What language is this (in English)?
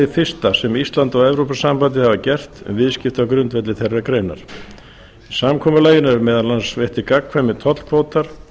Icelandic